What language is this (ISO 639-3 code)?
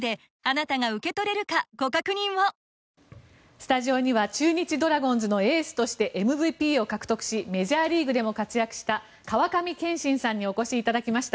jpn